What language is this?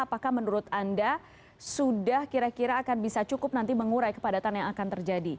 Indonesian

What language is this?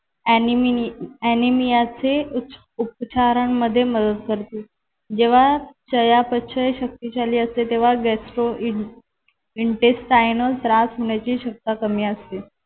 Marathi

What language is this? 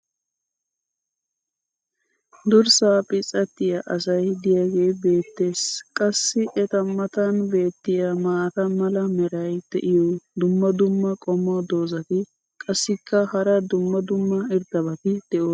Wolaytta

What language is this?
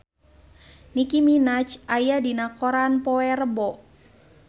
Sundanese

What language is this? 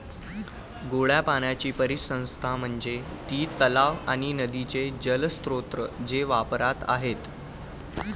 Marathi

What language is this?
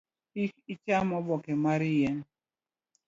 Luo (Kenya and Tanzania)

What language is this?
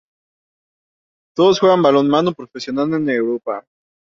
Spanish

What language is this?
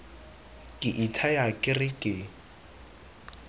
Tswana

